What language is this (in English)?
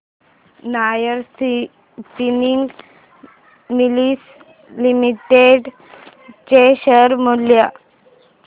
Marathi